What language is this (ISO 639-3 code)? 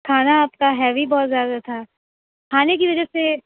urd